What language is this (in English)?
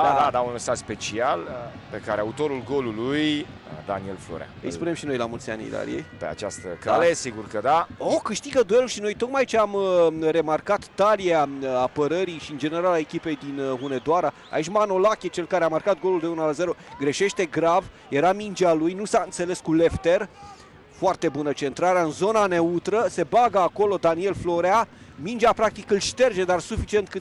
Romanian